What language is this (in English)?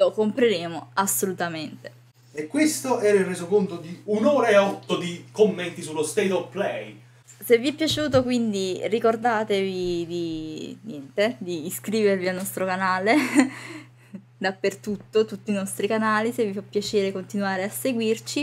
Italian